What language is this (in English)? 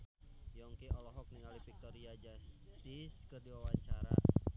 Sundanese